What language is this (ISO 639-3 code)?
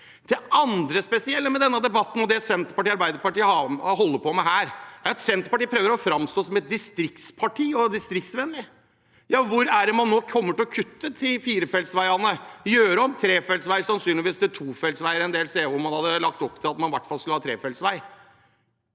nor